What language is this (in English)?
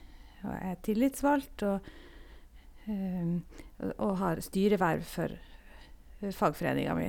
Norwegian